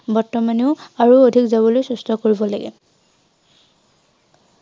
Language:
Assamese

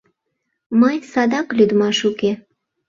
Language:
Mari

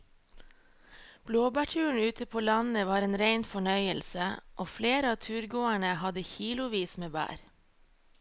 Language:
Norwegian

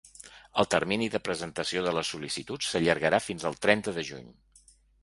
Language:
Catalan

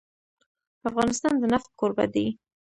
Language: Pashto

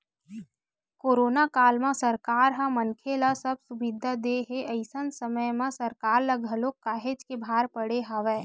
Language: Chhattisgarhi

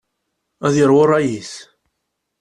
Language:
Kabyle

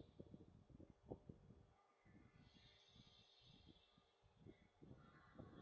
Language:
English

